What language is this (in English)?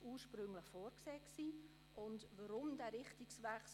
Swiss German